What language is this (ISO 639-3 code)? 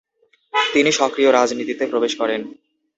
ben